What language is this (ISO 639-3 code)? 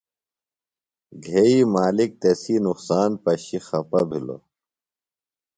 phl